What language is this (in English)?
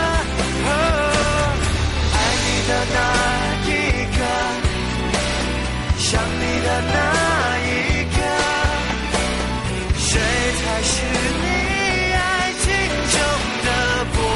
Chinese